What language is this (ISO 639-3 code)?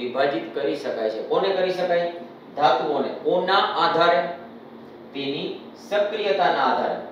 hin